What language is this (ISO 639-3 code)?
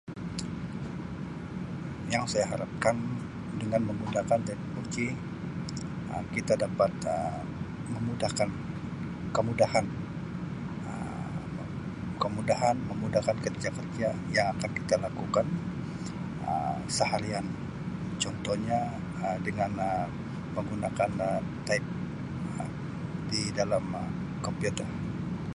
msi